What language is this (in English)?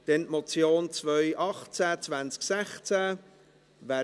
Swiss German